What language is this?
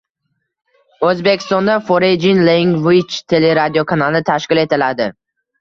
Uzbek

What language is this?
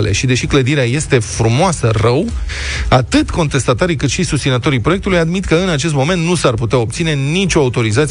Romanian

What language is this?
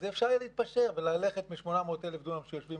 Hebrew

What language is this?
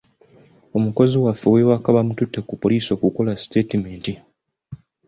Ganda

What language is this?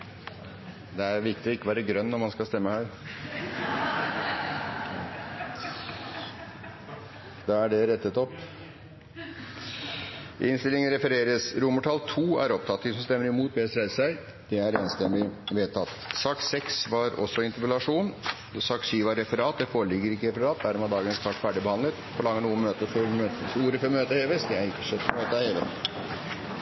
Norwegian Bokmål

